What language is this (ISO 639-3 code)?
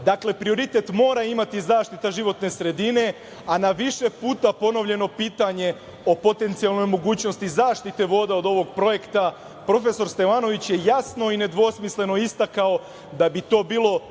srp